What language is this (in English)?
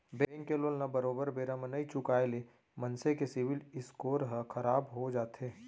Chhattisgarhi